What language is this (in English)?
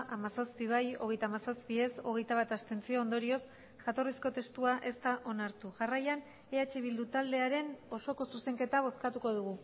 Basque